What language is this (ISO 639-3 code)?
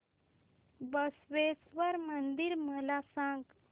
mar